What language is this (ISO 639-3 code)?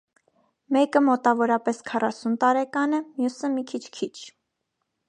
hye